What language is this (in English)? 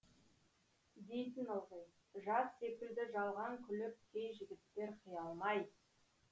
Kazakh